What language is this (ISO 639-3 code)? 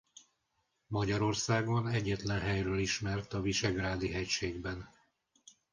hun